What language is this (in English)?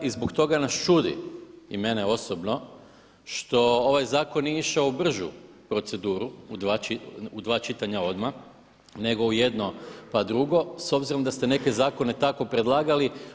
Croatian